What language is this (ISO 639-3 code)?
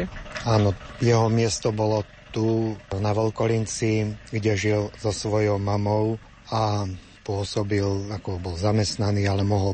slk